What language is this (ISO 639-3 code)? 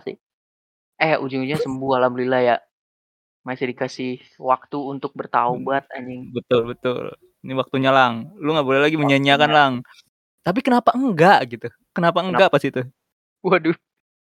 ind